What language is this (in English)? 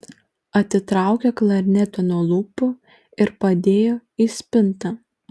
Lithuanian